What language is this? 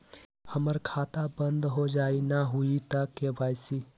Magahi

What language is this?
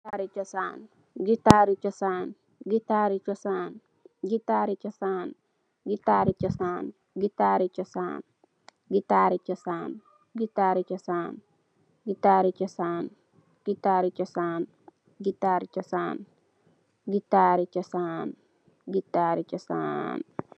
Wolof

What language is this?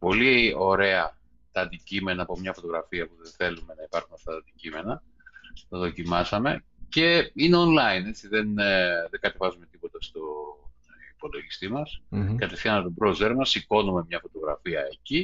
Greek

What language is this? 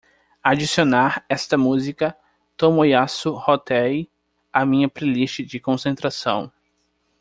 Portuguese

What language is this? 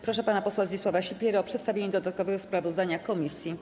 Polish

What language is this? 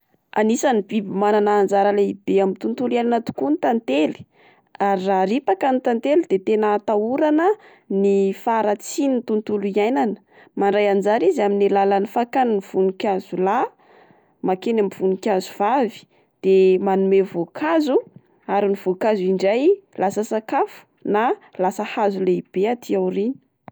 Malagasy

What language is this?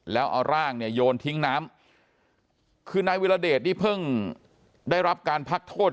Thai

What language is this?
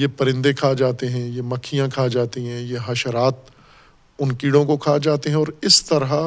Urdu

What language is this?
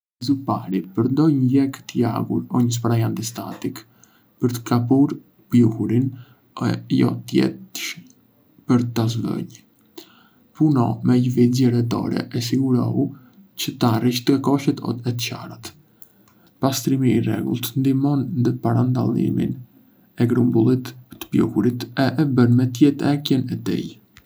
Arbëreshë Albanian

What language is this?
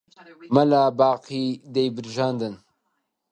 Central Kurdish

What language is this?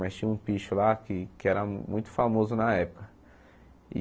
Portuguese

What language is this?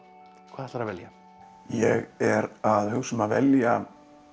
Icelandic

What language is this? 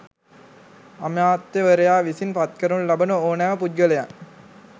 Sinhala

